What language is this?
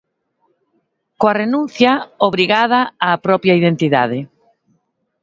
Galician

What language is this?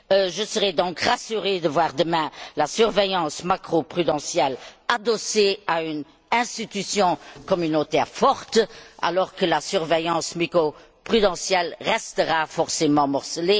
French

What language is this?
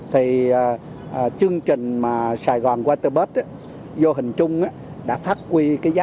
Vietnamese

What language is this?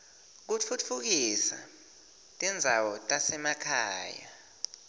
Swati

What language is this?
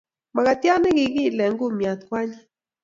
Kalenjin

